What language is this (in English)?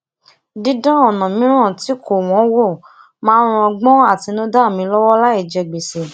Yoruba